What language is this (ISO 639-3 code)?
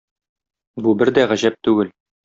tat